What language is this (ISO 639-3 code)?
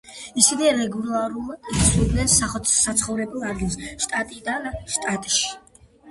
kat